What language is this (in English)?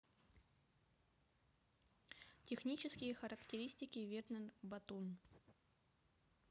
Russian